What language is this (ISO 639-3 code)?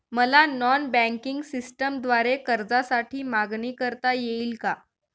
mar